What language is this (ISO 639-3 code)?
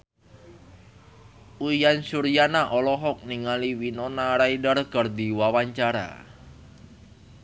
sun